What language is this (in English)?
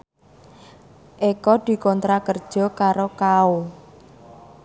Javanese